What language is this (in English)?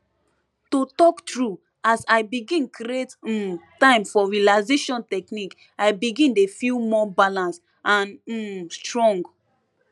Nigerian Pidgin